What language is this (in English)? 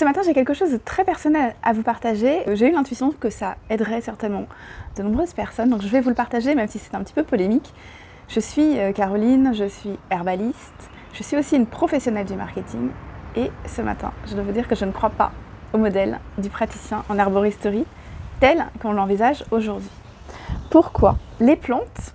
French